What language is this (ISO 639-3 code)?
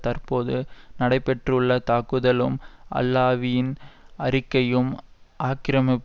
tam